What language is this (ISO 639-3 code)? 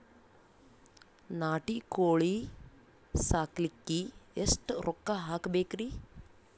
kan